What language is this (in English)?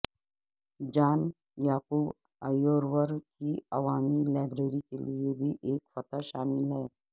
Urdu